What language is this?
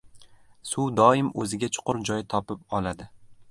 Uzbek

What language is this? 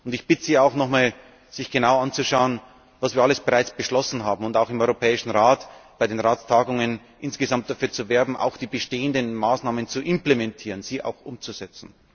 German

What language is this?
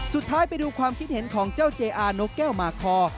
Thai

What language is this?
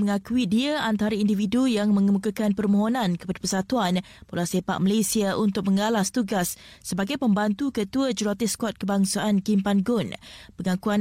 Malay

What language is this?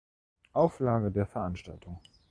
German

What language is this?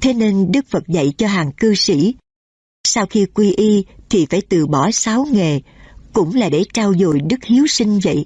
Vietnamese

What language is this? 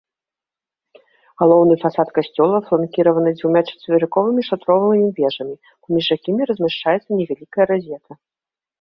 Belarusian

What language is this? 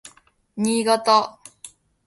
Japanese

